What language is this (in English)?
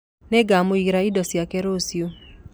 Kikuyu